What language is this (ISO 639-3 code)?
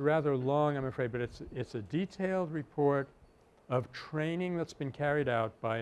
eng